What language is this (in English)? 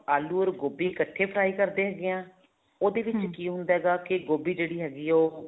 Punjabi